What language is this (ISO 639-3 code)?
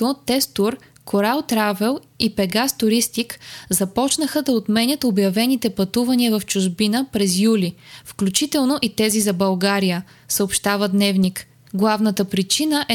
bul